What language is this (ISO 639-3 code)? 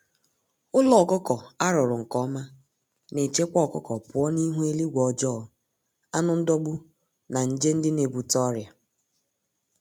ibo